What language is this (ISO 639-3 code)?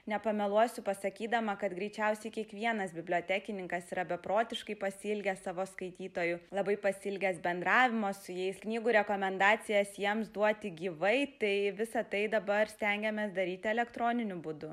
lit